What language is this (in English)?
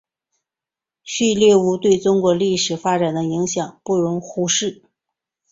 Chinese